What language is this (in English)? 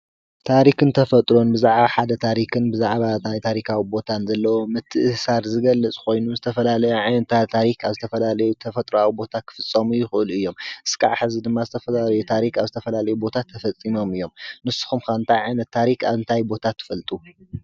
Tigrinya